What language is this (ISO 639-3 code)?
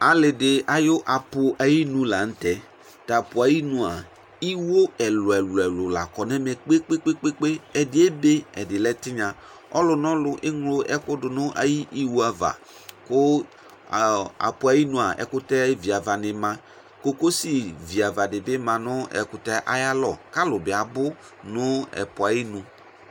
kpo